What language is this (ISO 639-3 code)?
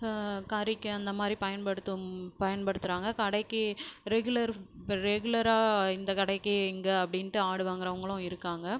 tam